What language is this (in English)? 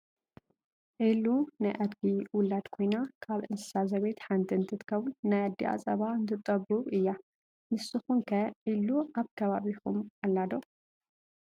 Tigrinya